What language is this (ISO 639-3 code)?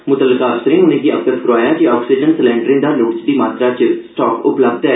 doi